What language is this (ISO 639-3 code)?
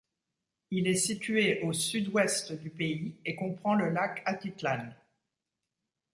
fra